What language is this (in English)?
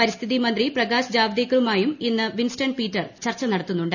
Malayalam